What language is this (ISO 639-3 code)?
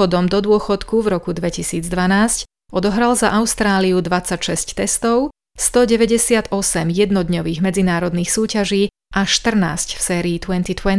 slk